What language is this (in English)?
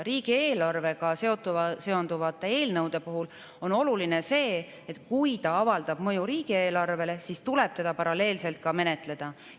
Estonian